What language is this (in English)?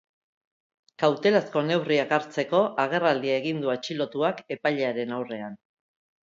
Basque